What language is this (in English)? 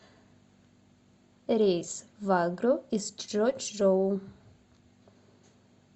Russian